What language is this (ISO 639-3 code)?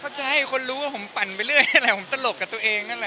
tha